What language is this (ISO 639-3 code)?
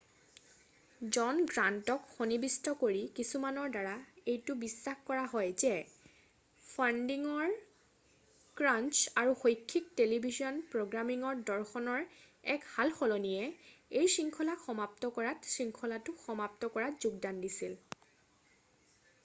asm